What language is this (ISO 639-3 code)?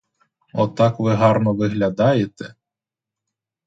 ukr